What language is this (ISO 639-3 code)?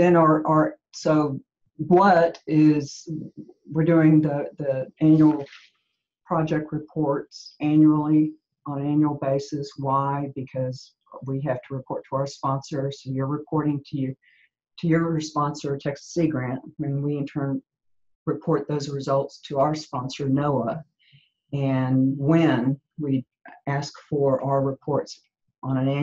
eng